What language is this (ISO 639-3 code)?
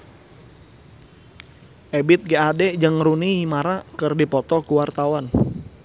sun